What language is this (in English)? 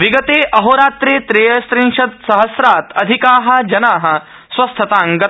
Sanskrit